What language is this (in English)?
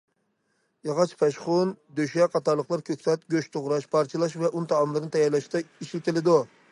Uyghur